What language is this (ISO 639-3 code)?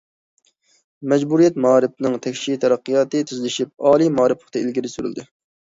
uig